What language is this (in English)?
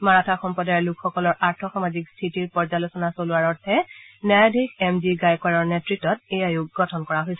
Assamese